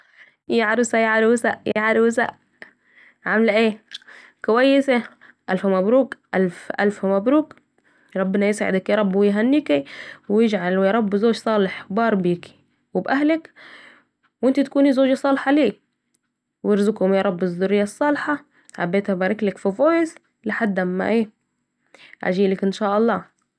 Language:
Saidi Arabic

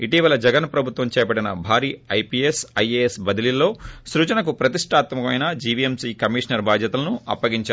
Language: Telugu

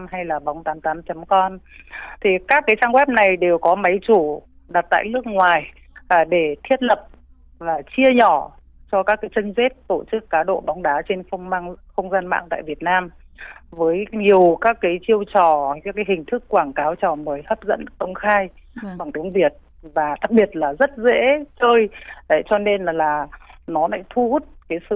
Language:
Vietnamese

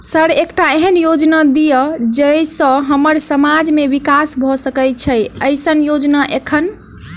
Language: Maithili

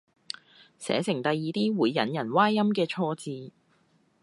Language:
Cantonese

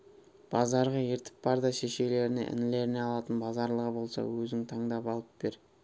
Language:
Kazakh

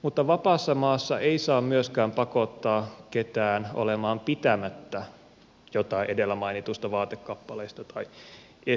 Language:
Finnish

